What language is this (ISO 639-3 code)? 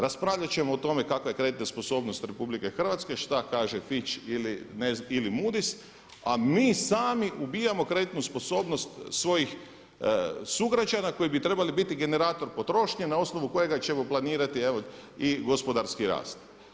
hrv